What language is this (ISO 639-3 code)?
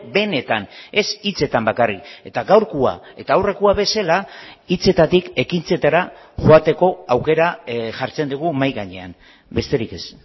eus